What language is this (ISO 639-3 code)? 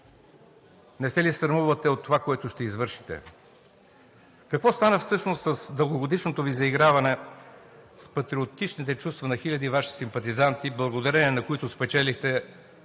bul